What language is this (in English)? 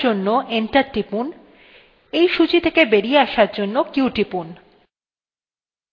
Bangla